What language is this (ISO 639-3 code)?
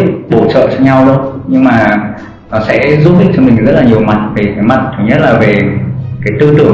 vie